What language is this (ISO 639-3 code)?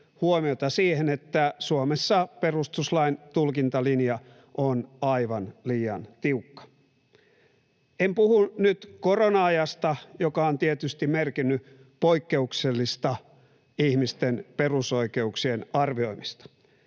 fin